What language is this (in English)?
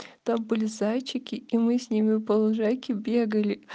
Russian